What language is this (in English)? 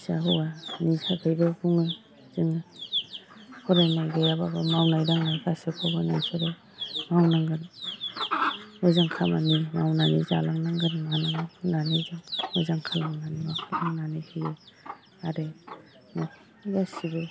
Bodo